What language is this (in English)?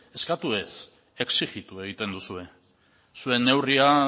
Basque